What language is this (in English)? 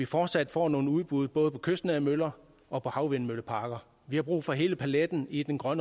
Danish